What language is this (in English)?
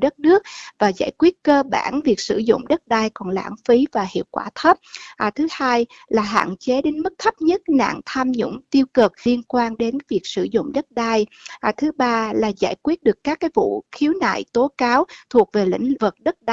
Vietnamese